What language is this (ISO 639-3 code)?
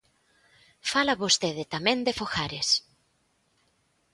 glg